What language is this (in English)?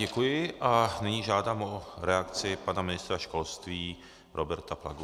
Czech